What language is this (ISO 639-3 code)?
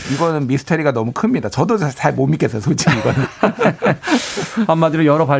kor